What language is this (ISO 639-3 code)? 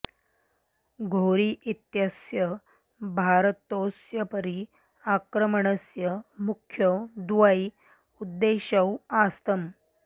san